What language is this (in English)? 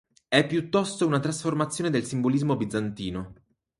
Italian